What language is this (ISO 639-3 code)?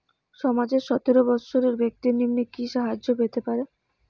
ben